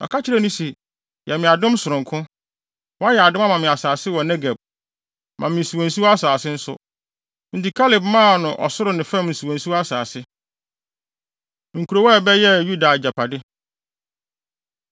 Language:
Akan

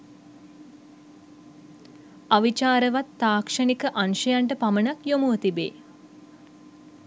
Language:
Sinhala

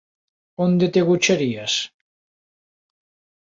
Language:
Galician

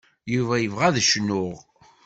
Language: Kabyle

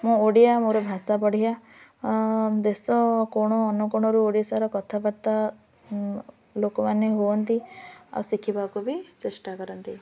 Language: Odia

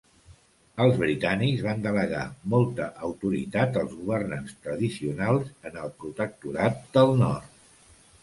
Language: Catalan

